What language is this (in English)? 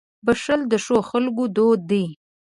Pashto